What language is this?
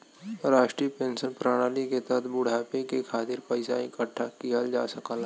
Bhojpuri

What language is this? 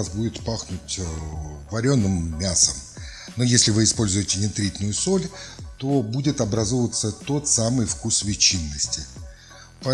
Russian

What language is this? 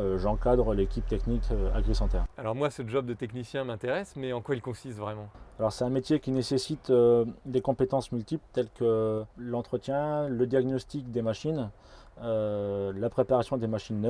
French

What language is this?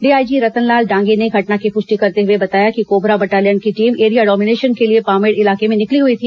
Hindi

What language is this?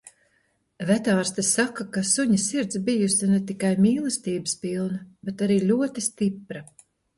Latvian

